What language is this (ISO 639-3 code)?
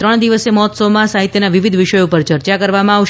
guj